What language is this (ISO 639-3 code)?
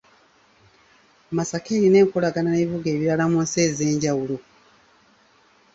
lug